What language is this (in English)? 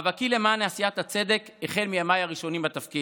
Hebrew